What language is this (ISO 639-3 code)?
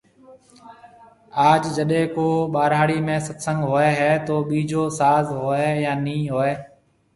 mve